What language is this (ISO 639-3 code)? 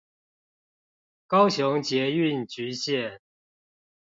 zho